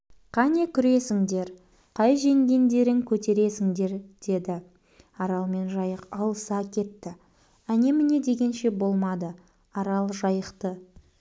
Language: Kazakh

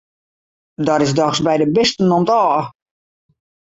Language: Western Frisian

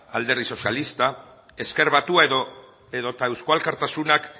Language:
Basque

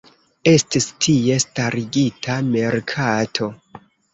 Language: Esperanto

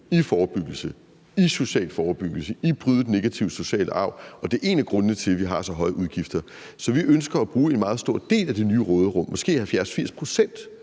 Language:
Danish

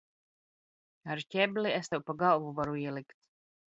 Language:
Latvian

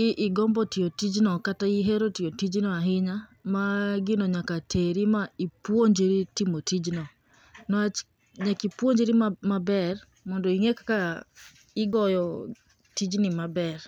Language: Luo (Kenya and Tanzania)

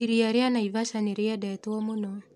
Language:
Kikuyu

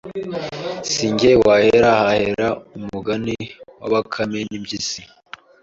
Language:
Kinyarwanda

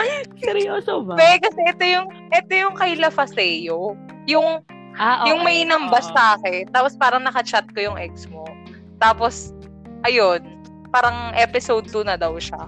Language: Filipino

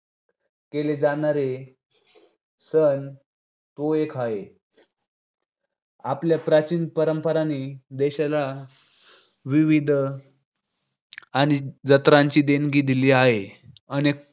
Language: Marathi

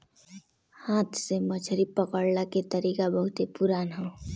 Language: Bhojpuri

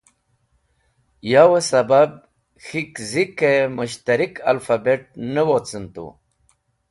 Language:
Wakhi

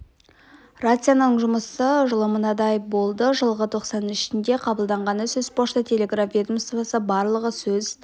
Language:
Kazakh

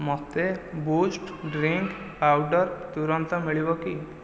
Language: Odia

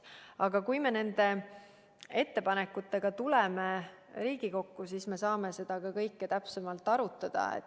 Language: Estonian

